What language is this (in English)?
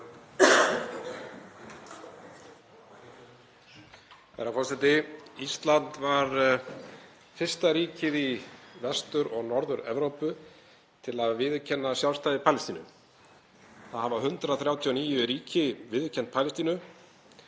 Icelandic